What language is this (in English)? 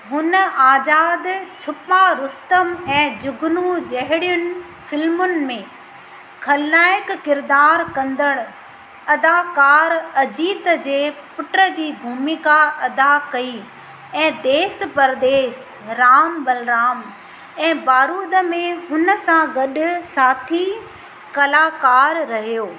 Sindhi